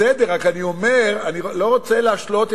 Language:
Hebrew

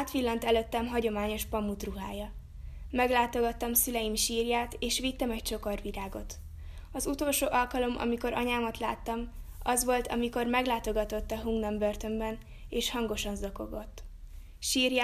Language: Hungarian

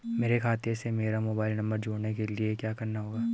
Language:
Hindi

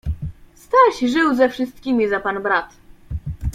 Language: Polish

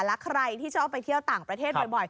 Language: Thai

